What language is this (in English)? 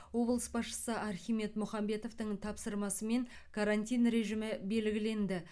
Kazakh